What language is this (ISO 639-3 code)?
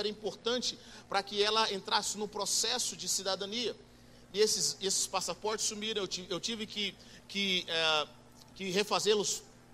por